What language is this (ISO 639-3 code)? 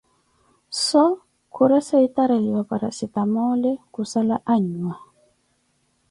eko